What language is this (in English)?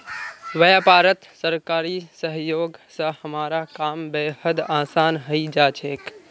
Magahi